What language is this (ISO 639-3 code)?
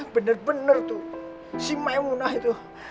ind